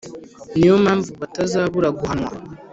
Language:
Kinyarwanda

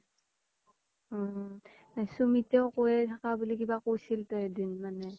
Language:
Assamese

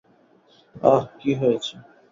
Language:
Bangla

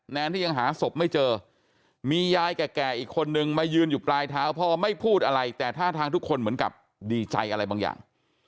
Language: Thai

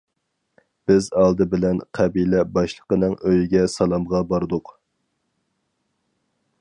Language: Uyghur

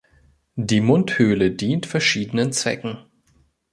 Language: German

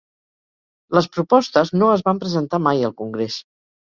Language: Catalan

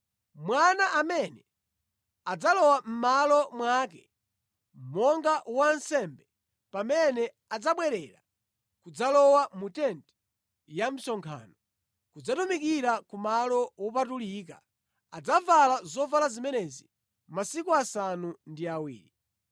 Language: Nyanja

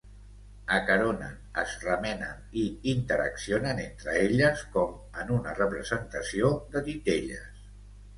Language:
Catalan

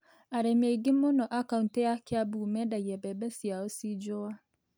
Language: Kikuyu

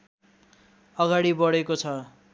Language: Nepali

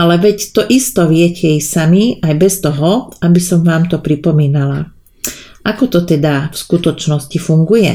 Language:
Slovak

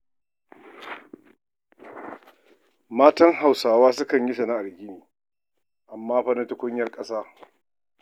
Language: Hausa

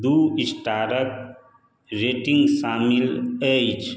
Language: Maithili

